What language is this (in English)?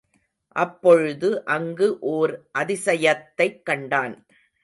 Tamil